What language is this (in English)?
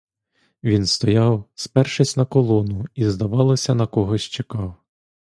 Ukrainian